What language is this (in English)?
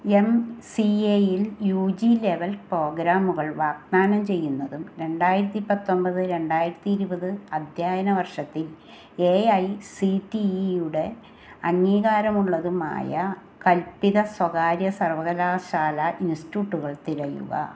Malayalam